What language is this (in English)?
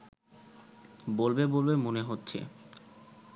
Bangla